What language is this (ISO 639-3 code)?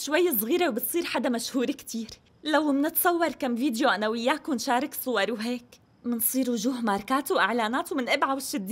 ara